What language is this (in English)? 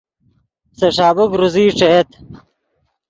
Yidgha